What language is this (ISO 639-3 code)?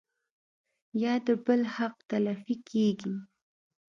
pus